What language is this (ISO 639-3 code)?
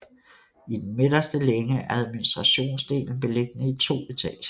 dan